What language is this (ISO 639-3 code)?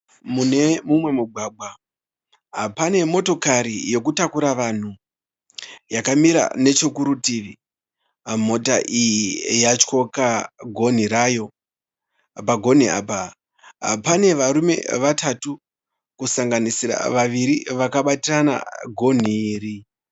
sna